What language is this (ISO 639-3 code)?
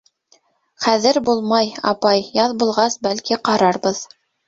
bak